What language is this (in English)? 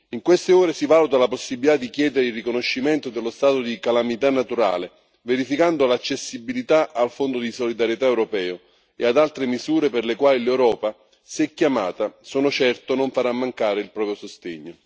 Italian